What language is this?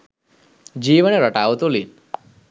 Sinhala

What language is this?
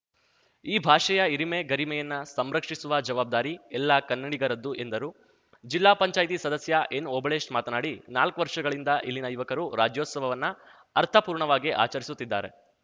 Kannada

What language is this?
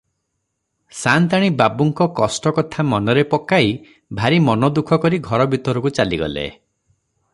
Odia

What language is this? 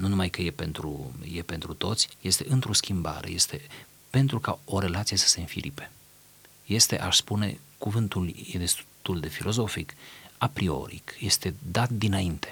Romanian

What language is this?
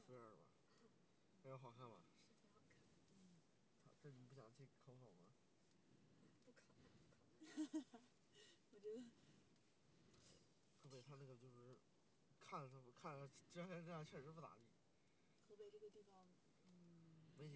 Chinese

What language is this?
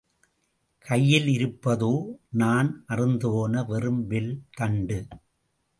Tamil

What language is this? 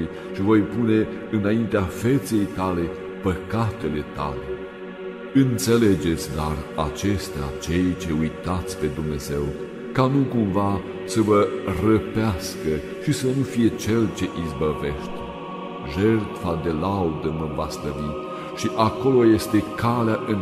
Romanian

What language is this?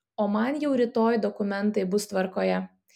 Lithuanian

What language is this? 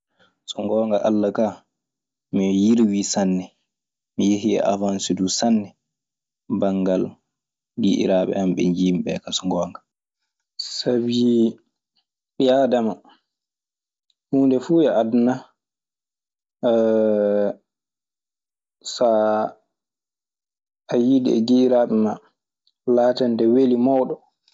Maasina Fulfulde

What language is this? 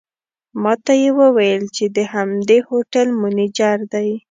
Pashto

